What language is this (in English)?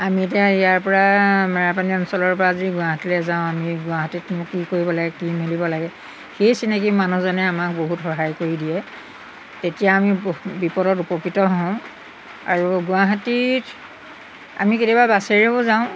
Assamese